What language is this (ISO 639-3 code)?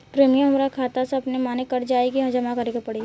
bho